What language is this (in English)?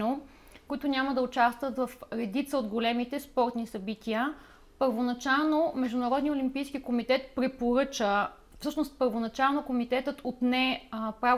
Bulgarian